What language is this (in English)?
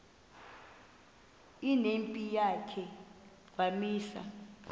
Xhosa